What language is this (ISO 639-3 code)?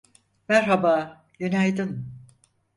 tur